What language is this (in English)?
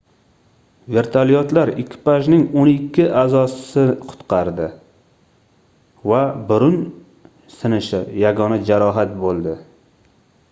Uzbek